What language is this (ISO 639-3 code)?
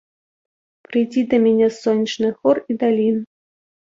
bel